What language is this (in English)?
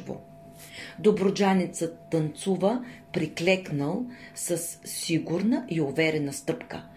Bulgarian